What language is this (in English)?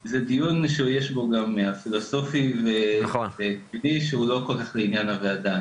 Hebrew